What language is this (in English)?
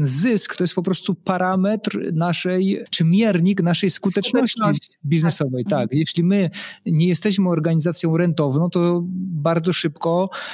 Polish